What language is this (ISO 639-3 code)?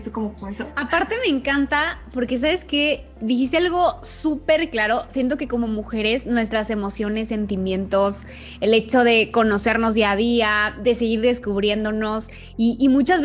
spa